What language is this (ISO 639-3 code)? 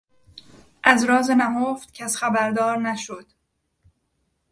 fas